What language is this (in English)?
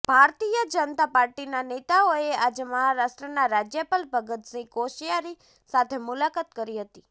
Gujarati